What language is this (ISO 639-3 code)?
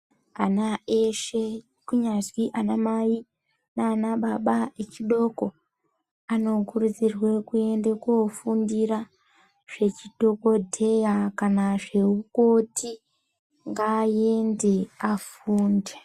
ndc